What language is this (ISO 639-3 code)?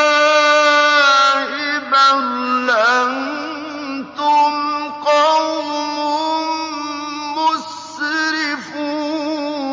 ara